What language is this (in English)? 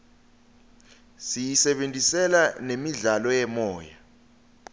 Swati